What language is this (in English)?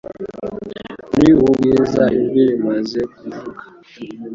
Kinyarwanda